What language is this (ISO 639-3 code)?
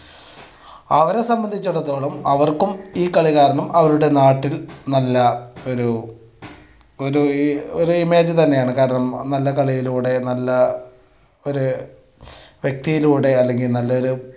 mal